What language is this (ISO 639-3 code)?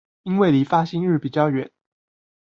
zho